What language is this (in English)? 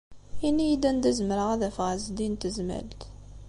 Kabyle